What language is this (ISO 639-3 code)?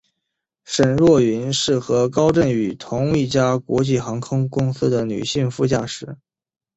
zho